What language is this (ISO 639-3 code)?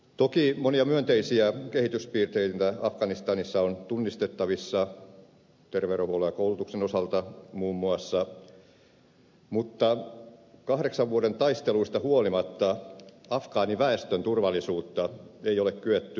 fin